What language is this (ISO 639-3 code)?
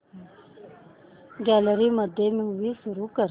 mar